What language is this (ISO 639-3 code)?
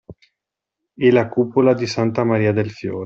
ita